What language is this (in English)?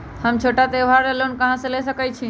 Magahi